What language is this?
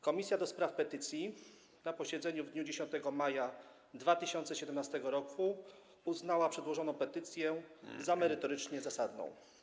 Polish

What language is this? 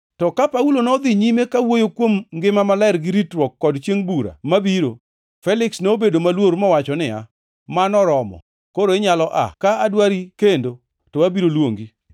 Luo (Kenya and Tanzania)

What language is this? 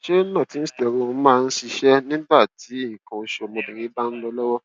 Yoruba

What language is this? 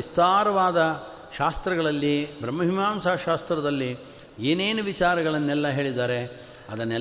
Kannada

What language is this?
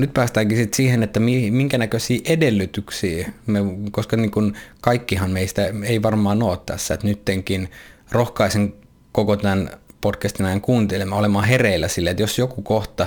Finnish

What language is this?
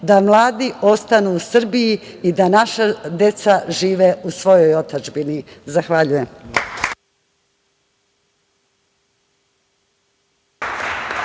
Serbian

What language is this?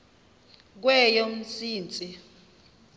Xhosa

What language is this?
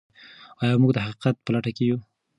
Pashto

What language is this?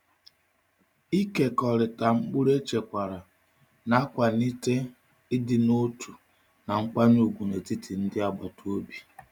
Igbo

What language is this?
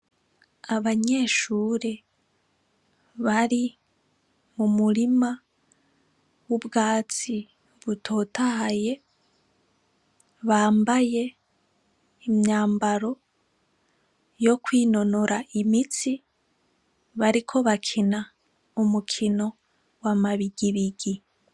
Rundi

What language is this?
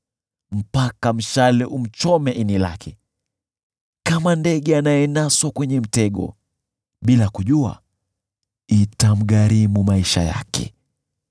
Swahili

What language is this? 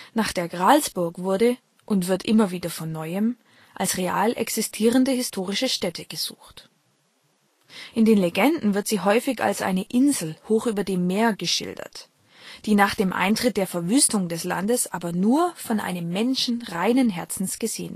German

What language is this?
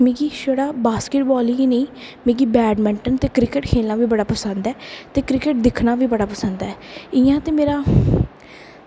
Dogri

